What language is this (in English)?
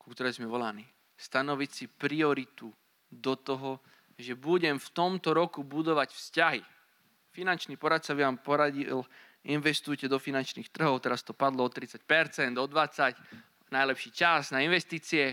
Slovak